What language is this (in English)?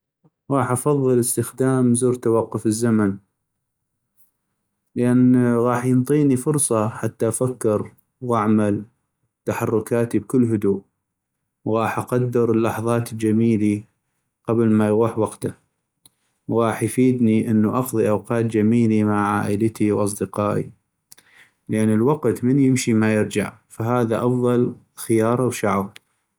North Mesopotamian Arabic